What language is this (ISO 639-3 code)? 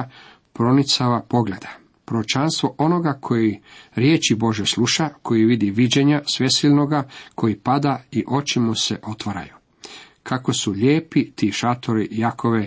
hrv